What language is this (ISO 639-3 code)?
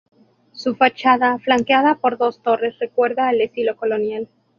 spa